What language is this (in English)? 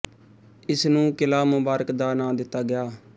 Punjabi